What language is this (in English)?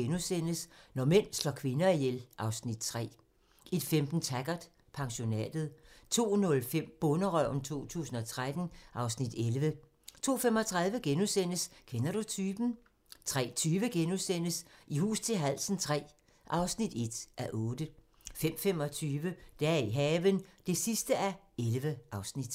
Danish